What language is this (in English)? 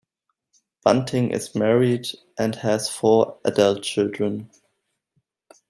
English